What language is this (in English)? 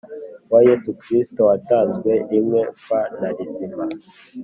Kinyarwanda